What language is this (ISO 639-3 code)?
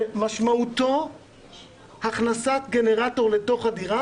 heb